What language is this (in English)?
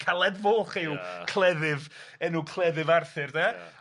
Welsh